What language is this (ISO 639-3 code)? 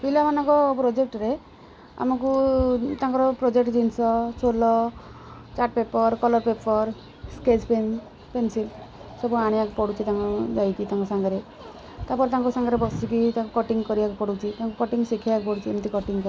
ori